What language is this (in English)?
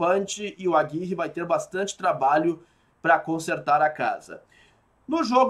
Portuguese